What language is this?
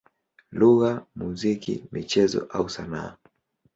Swahili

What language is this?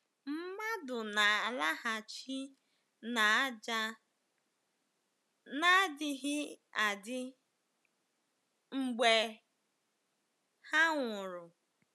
Igbo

